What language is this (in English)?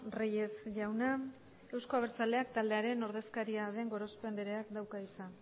Basque